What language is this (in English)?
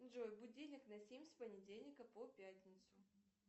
Russian